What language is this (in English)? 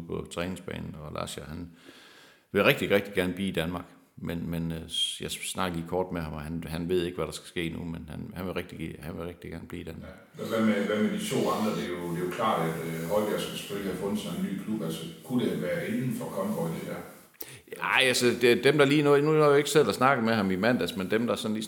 Danish